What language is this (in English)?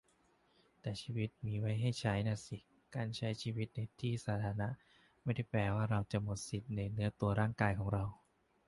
Thai